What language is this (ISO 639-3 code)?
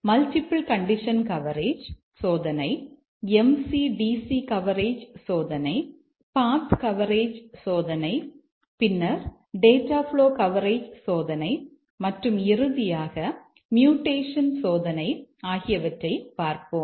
tam